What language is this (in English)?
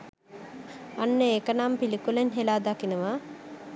Sinhala